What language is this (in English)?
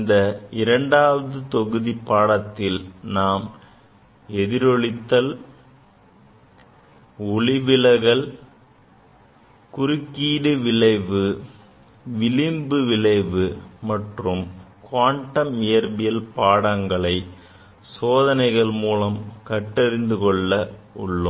Tamil